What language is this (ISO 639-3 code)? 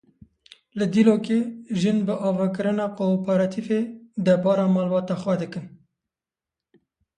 kur